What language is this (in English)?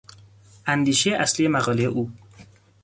Persian